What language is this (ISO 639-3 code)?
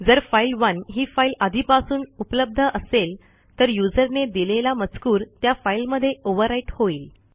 mar